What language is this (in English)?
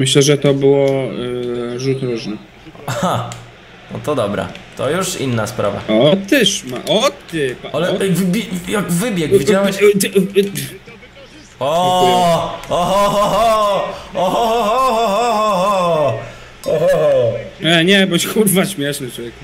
Polish